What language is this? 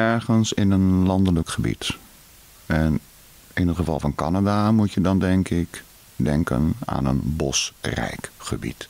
Dutch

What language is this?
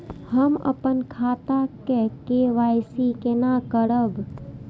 Maithili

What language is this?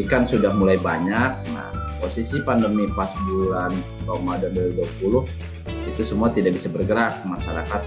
Indonesian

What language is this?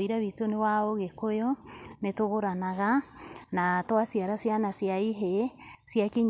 Kikuyu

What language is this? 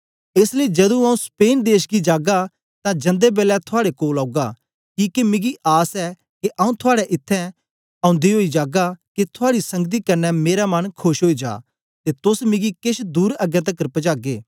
Dogri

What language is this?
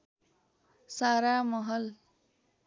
Nepali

